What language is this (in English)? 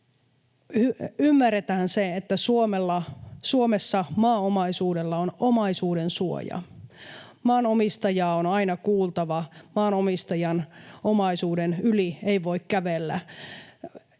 Finnish